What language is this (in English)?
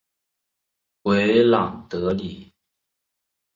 Chinese